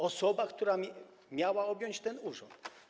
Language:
Polish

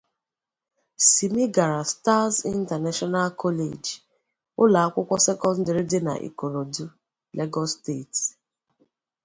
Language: Igbo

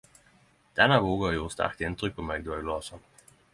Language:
Norwegian Nynorsk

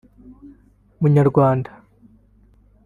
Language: Kinyarwanda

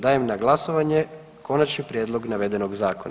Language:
Croatian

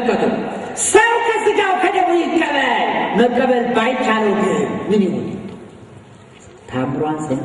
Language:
Arabic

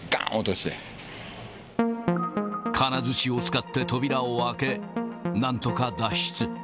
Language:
Japanese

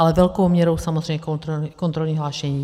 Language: Czech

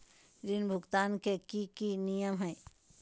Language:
Magahi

